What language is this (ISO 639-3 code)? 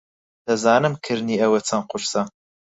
ckb